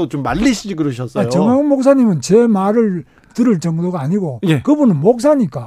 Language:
Korean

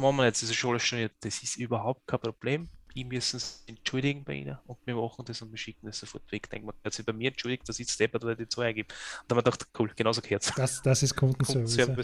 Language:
German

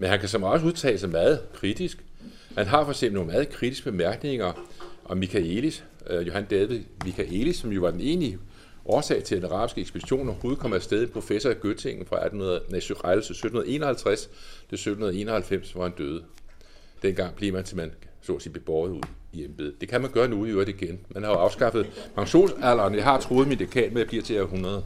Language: Danish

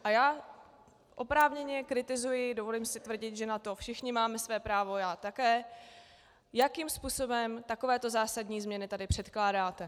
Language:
Czech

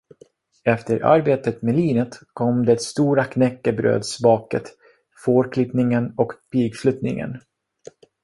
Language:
Swedish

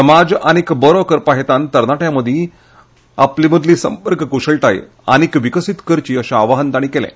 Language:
Konkani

